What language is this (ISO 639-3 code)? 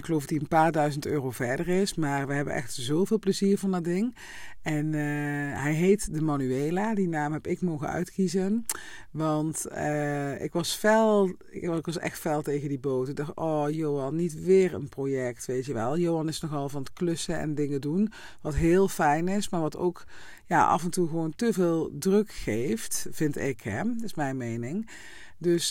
nld